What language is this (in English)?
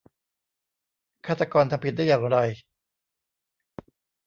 Thai